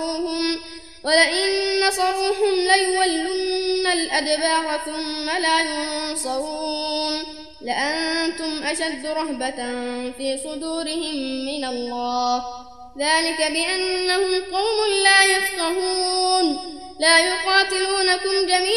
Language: Arabic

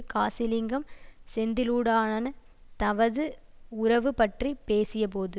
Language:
Tamil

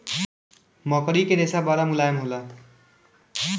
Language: Bhojpuri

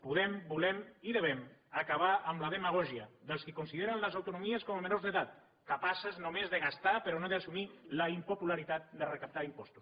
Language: Catalan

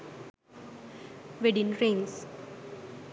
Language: Sinhala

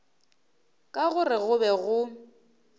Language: Northern Sotho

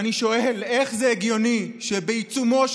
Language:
Hebrew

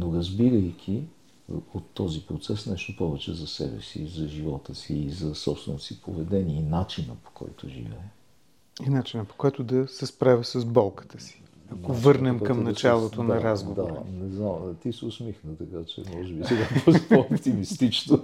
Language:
Bulgarian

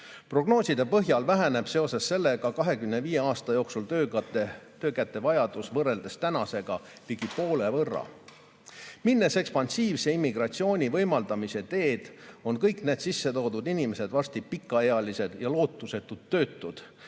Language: Estonian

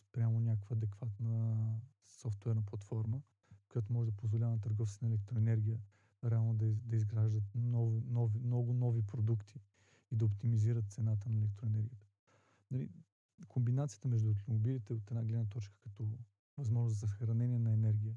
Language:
Bulgarian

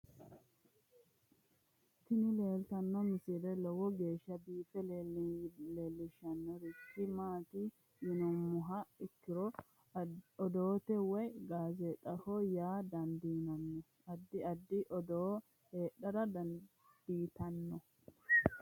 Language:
Sidamo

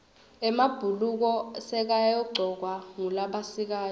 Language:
Swati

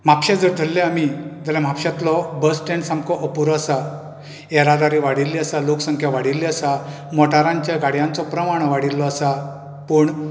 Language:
Konkani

